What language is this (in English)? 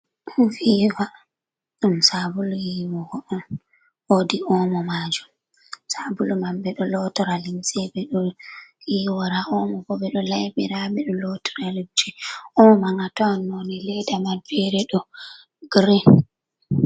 Fula